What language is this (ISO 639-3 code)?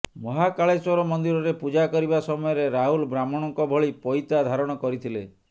ori